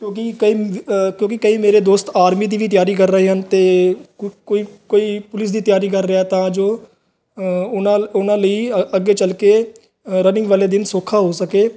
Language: Punjabi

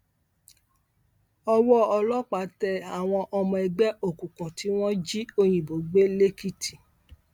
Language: Yoruba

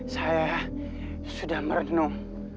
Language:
Indonesian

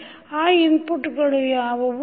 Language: Kannada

